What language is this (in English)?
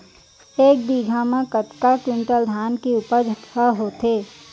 Chhattisgarhi